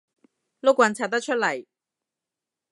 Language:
Cantonese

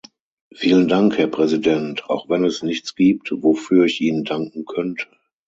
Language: German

